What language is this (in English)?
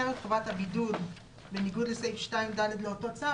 Hebrew